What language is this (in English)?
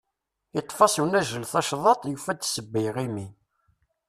Kabyle